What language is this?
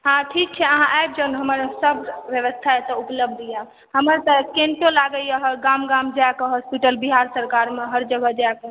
Maithili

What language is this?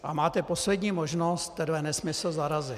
Czech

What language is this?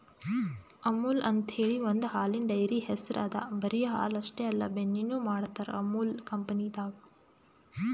Kannada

